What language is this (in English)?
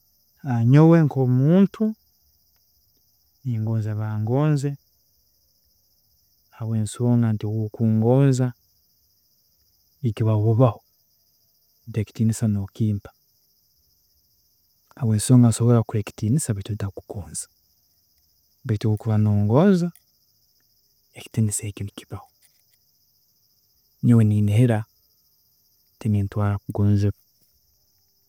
Tooro